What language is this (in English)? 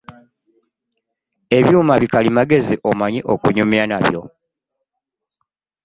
Ganda